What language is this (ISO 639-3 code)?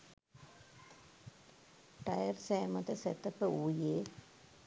sin